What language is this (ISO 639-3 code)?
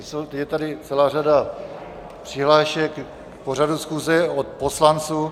ces